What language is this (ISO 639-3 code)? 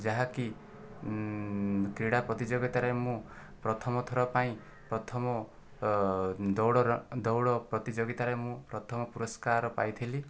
ori